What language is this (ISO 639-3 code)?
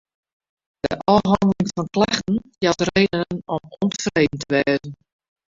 fry